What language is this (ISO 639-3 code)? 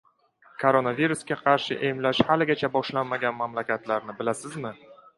uzb